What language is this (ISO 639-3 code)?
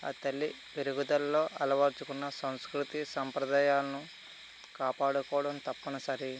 tel